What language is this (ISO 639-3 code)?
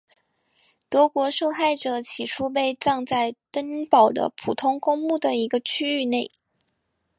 zho